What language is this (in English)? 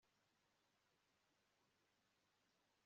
Kinyarwanda